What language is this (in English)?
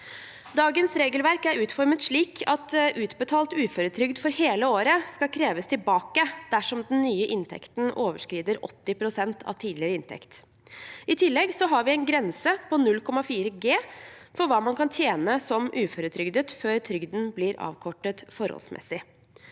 Norwegian